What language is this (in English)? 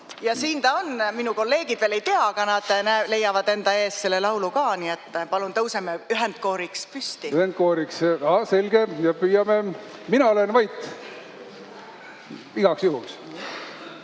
Estonian